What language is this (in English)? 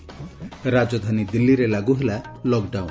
Odia